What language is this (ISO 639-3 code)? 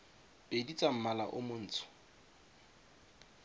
tsn